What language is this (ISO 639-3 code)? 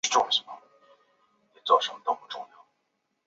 zho